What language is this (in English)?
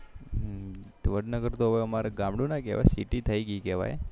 Gujarati